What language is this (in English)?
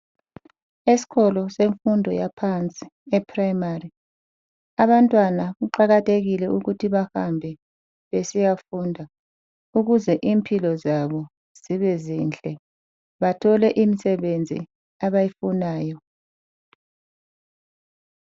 North Ndebele